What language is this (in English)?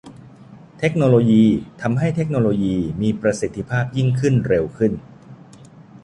Thai